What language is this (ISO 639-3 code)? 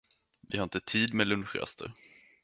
swe